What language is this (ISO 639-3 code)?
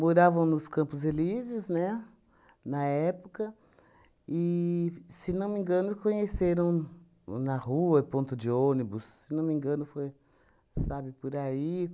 por